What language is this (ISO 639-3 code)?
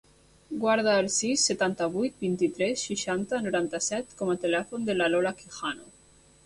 cat